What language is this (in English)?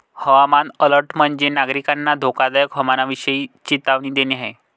Marathi